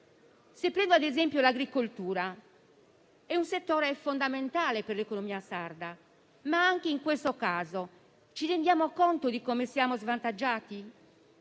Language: Italian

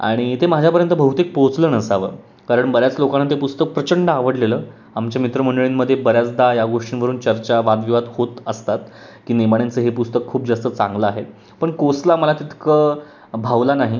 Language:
Marathi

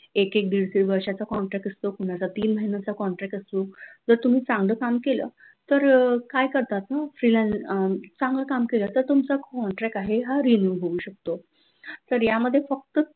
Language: Marathi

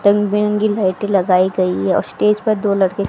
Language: Hindi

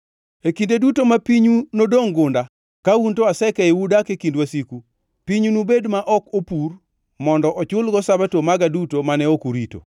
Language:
Luo (Kenya and Tanzania)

